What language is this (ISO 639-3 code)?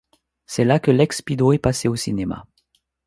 fra